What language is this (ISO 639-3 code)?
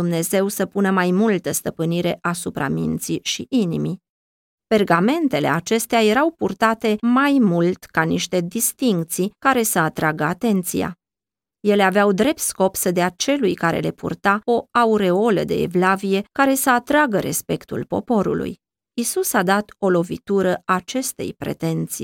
ron